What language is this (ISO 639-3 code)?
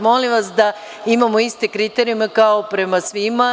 srp